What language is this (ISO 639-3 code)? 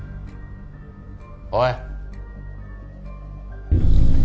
jpn